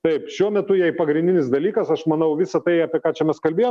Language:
Lithuanian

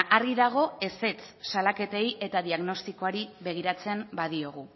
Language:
Basque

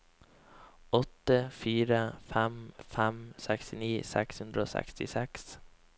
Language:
Norwegian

